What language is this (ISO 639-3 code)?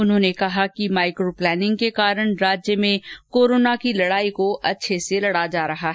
hin